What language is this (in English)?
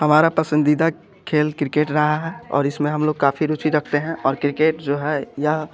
Hindi